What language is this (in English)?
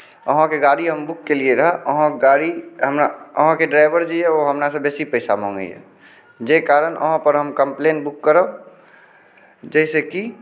Maithili